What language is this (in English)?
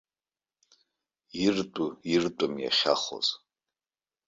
Abkhazian